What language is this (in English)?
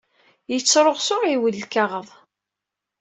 Kabyle